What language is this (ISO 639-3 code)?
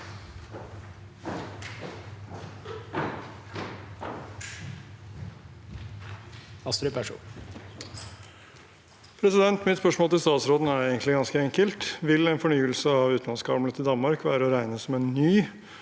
nor